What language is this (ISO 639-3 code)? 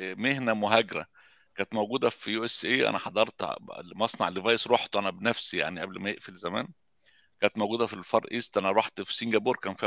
ara